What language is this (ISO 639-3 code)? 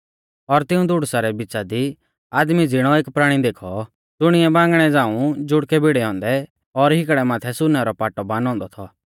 bfz